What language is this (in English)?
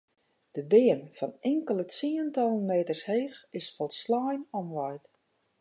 Western Frisian